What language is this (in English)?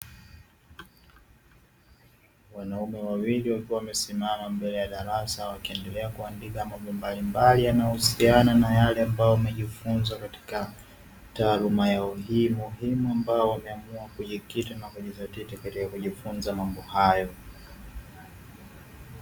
Swahili